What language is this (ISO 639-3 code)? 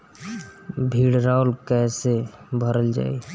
bho